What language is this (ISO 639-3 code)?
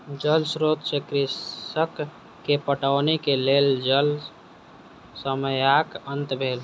mai